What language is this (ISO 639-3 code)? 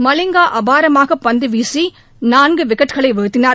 tam